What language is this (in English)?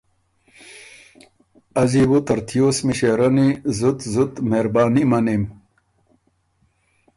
Ormuri